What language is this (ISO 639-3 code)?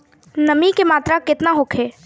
bho